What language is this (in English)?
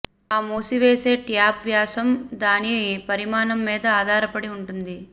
Telugu